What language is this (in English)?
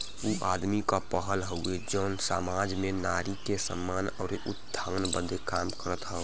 Bhojpuri